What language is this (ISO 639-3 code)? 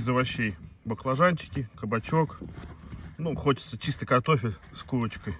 rus